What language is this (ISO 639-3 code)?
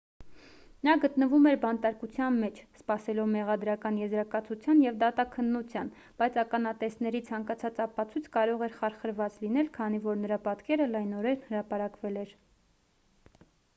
hye